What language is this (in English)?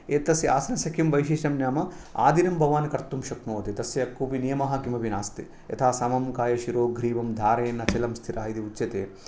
Sanskrit